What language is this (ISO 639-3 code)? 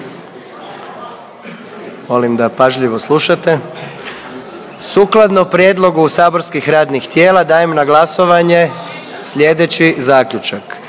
hrv